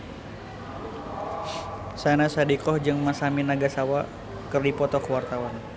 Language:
Sundanese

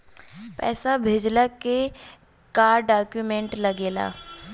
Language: Bhojpuri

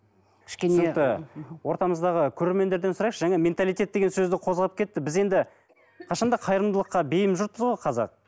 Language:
Kazakh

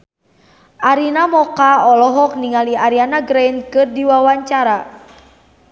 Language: Sundanese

